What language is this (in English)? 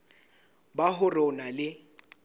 Southern Sotho